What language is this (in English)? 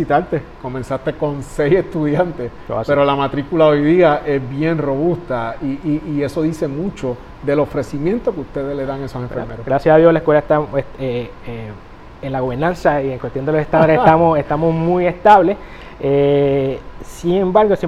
Spanish